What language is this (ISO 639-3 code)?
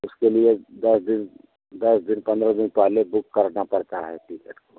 hin